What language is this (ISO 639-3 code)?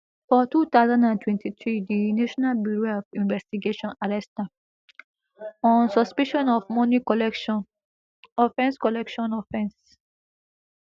pcm